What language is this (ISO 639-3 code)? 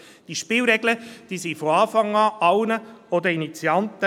gsw